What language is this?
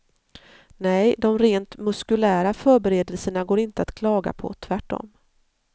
Swedish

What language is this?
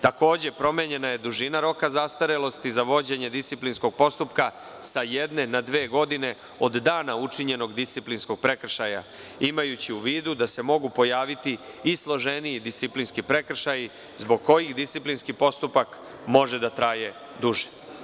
Serbian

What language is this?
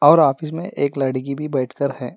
Hindi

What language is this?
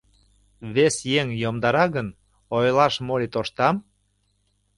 Mari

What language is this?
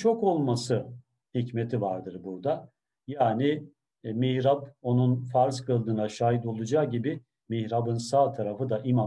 Turkish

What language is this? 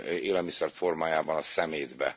Hungarian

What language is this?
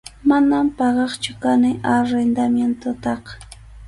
Arequipa-La Unión Quechua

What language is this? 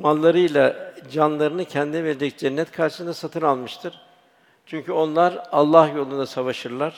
Turkish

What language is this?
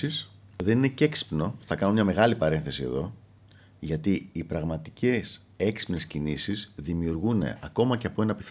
Greek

